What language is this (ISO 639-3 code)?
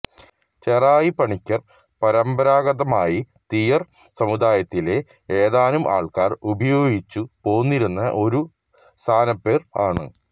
mal